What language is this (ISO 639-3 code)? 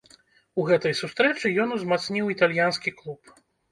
bel